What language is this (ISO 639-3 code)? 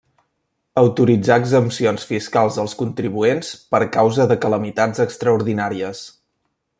cat